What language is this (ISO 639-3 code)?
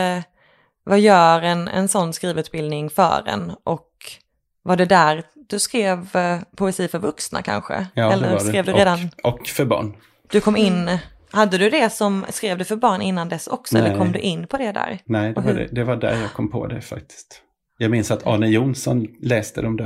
swe